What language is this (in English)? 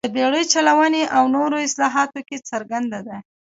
Pashto